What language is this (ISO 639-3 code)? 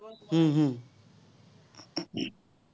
asm